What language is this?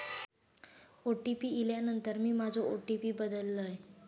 Marathi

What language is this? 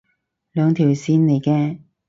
Cantonese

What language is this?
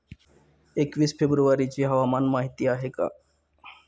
Marathi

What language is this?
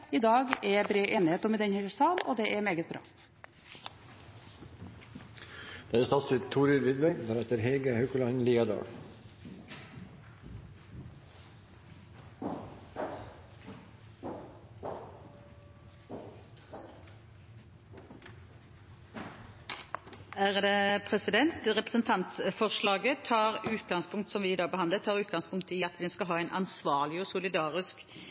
Norwegian Bokmål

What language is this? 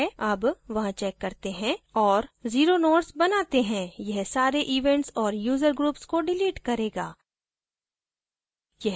Hindi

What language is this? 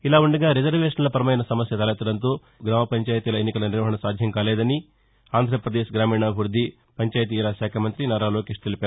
Telugu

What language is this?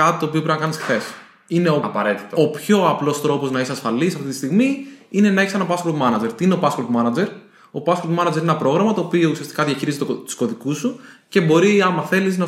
Greek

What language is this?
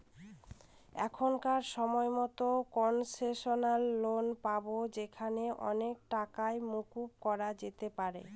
Bangla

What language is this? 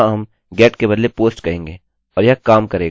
Hindi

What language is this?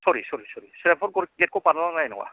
Bodo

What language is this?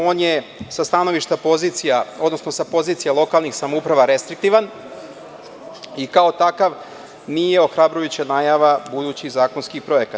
Serbian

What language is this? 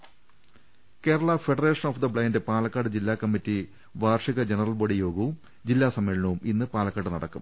Malayalam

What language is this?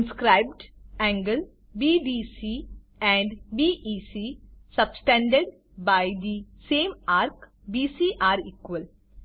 Gujarati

